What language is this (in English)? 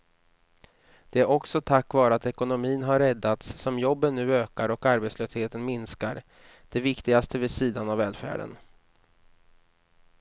Swedish